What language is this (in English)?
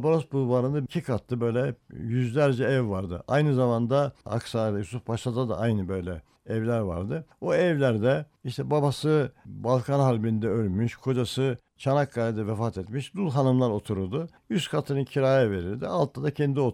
Turkish